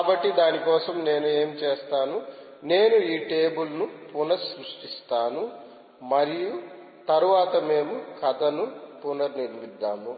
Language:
Telugu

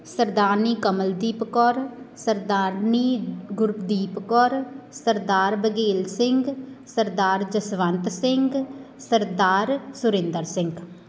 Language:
Punjabi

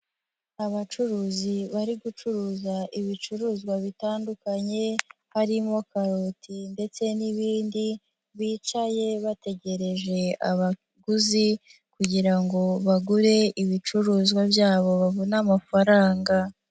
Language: Kinyarwanda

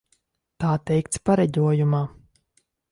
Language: Latvian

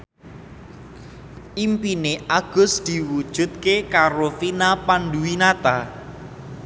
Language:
Javanese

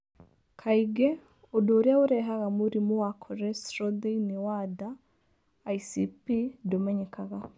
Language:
Kikuyu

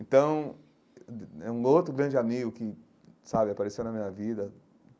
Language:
Portuguese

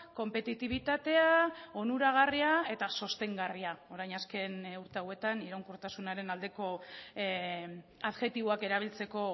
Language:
Basque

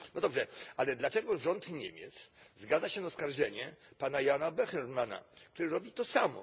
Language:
Polish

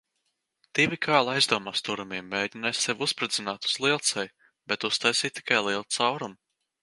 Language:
Latvian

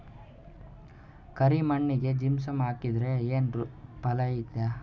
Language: Kannada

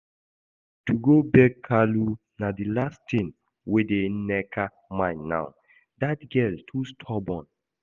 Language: Nigerian Pidgin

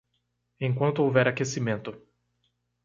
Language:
Portuguese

